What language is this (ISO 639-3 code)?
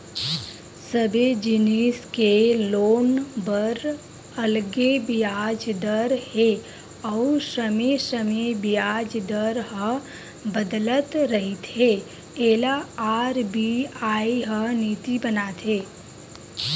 hne